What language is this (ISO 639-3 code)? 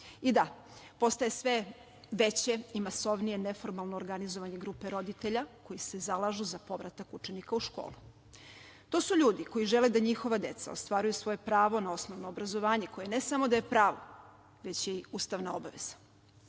srp